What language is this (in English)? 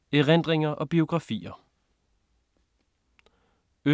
Danish